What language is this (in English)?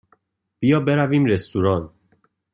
Persian